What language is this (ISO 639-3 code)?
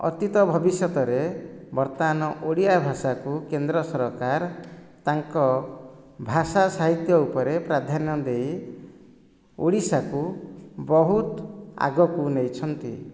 ori